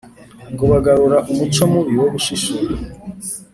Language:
Kinyarwanda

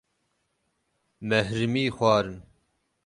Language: Kurdish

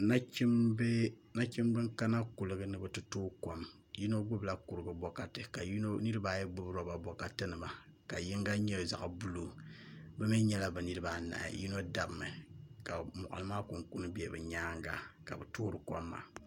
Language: Dagbani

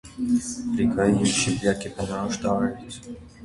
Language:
Armenian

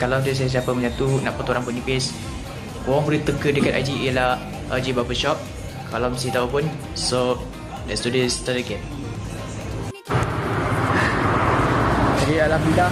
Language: Malay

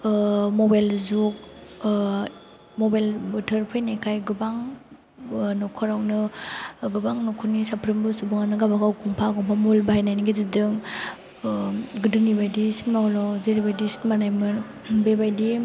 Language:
Bodo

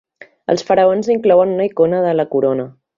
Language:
Catalan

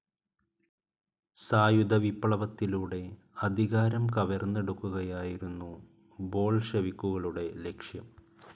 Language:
Malayalam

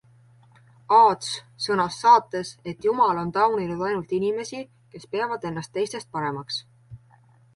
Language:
Estonian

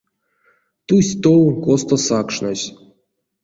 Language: Erzya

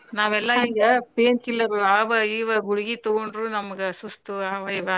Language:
Kannada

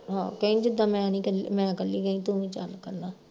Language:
Punjabi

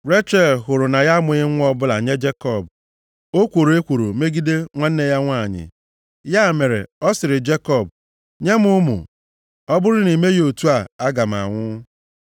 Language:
Igbo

